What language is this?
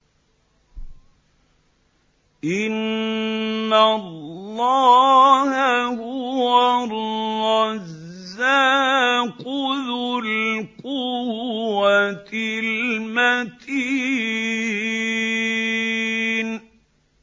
Arabic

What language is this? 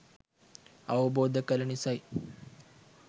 Sinhala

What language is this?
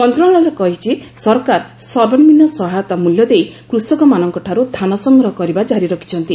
Odia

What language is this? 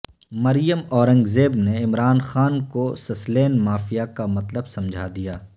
Urdu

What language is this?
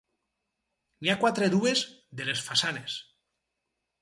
Catalan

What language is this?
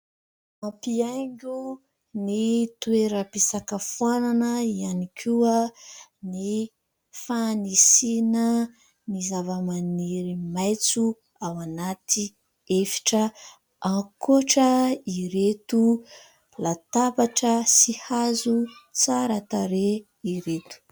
Malagasy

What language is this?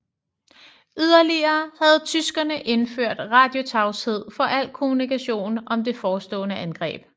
Danish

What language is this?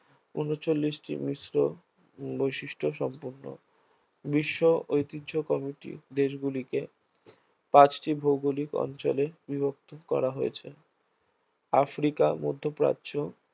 Bangla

